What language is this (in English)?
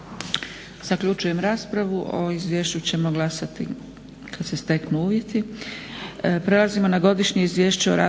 Croatian